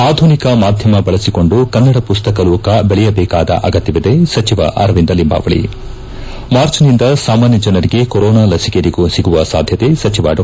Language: Kannada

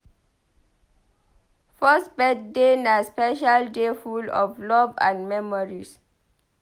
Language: Nigerian Pidgin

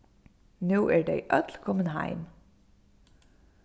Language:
Faroese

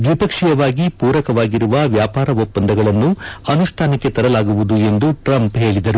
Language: Kannada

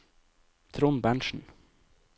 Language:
Norwegian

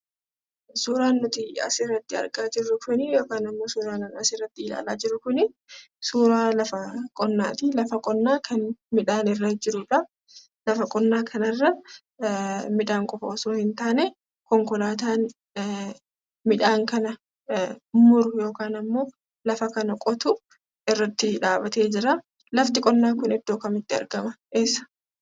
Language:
Oromo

